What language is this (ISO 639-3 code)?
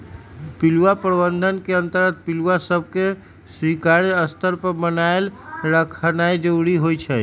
mag